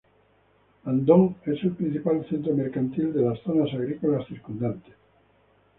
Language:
Spanish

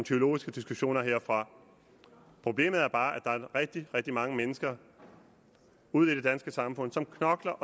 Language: Danish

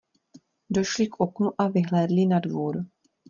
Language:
Czech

